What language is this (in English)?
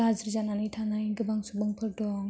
Bodo